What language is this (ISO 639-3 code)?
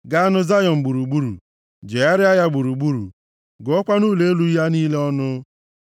ibo